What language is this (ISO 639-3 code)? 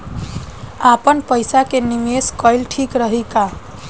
bho